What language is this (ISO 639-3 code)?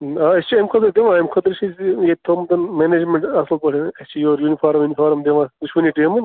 kas